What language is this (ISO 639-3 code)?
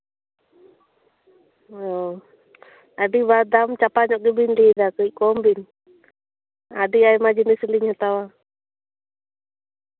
sat